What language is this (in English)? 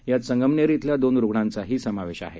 Marathi